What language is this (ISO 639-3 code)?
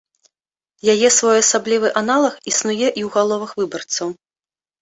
bel